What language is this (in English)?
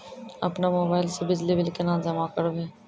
Maithili